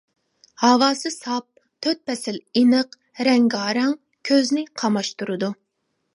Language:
Uyghur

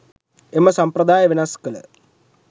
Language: Sinhala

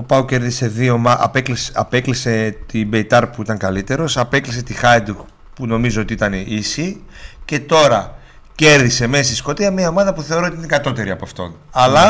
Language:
Greek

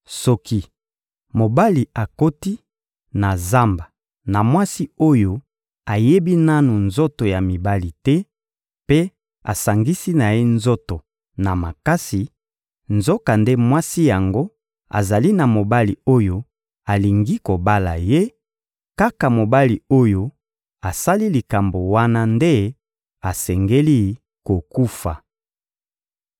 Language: Lingala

